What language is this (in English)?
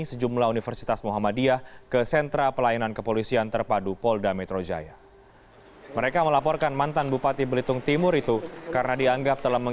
Indonesian